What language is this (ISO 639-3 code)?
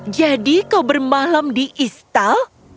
ind